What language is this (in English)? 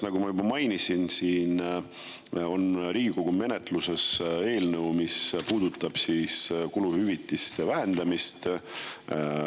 Estonian